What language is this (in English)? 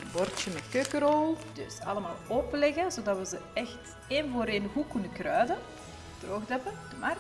Dutch